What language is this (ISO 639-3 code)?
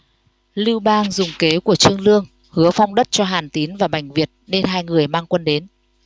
vie